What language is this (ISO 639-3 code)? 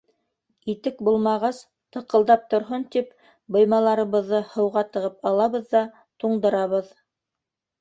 bak